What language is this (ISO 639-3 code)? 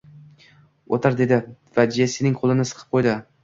uzb